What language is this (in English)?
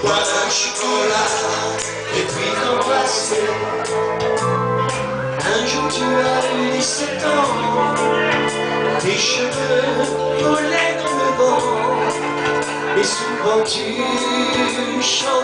Ukrainian